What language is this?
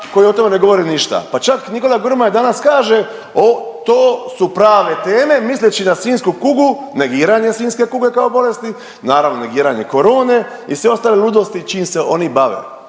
Croatian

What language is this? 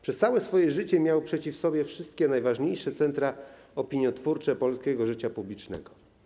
Polish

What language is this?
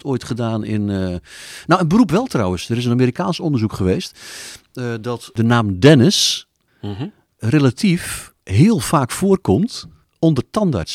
Dutch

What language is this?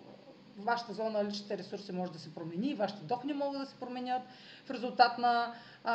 Bulgarian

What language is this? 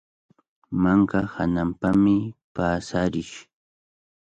Cajatambo North Lima Quechua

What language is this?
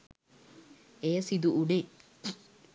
Sinhala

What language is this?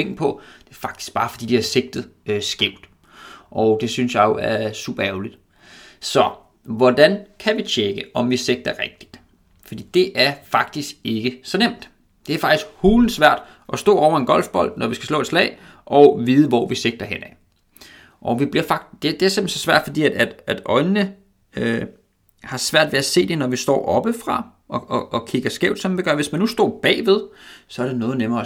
Danish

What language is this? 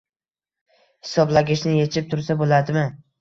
Uzbek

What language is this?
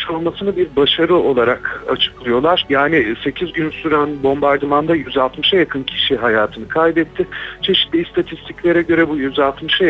Turkish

